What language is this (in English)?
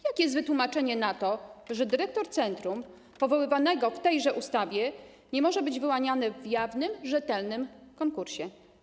Polish